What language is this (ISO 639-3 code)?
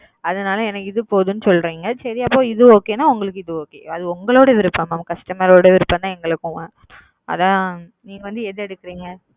tam